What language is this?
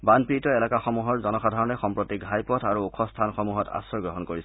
Assamese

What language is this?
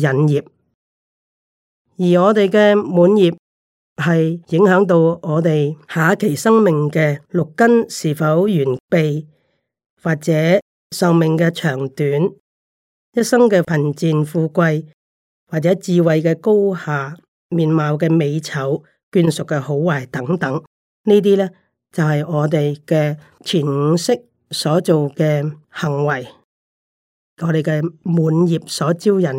Chinese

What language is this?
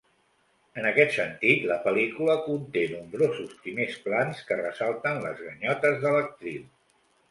Catalan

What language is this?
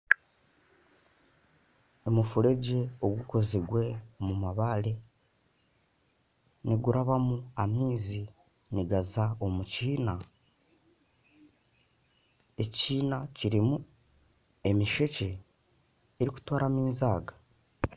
Nyankole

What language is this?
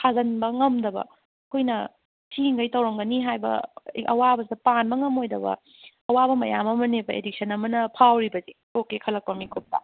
Manipuri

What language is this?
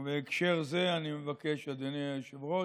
Hebrew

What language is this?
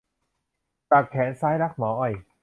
Thai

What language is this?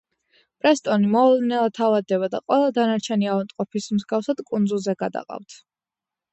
Georgian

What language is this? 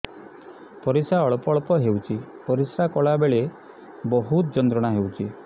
Odia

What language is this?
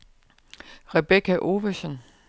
Danish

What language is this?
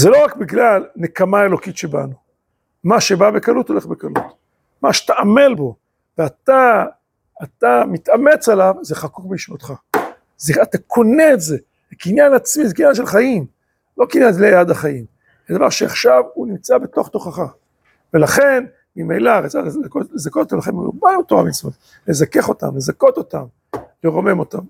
Hebrew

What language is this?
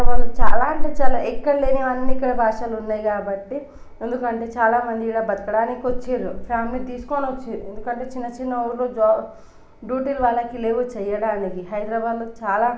Telugu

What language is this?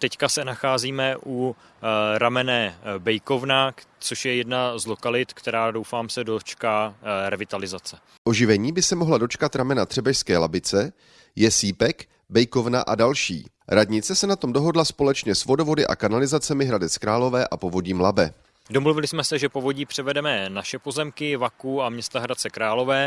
Czech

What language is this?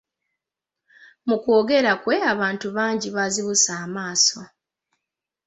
Ganda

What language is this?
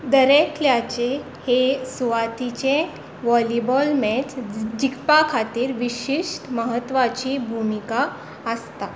Konkani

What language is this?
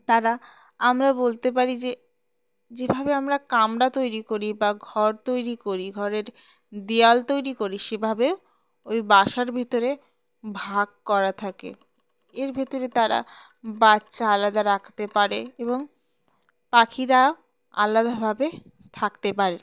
Bangla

